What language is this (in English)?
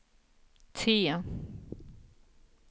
Swedish